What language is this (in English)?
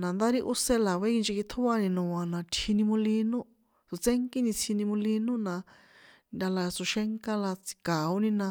San Juan Atzingo Popoloca